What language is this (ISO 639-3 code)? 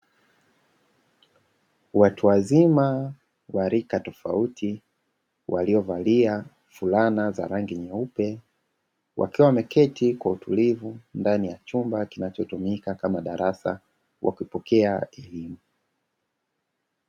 swa